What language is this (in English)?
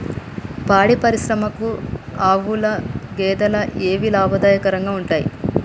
Telugu